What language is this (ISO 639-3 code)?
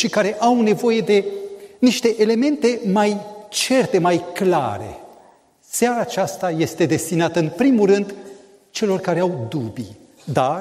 ron